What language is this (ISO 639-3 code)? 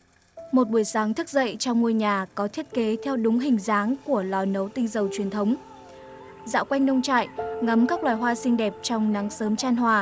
vie